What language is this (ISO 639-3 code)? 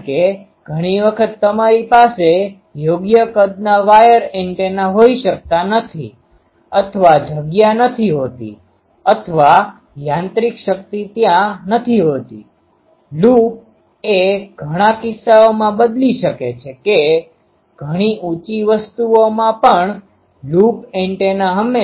guj